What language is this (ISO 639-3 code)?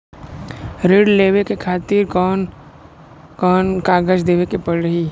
bho